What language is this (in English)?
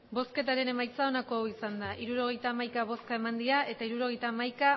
Basque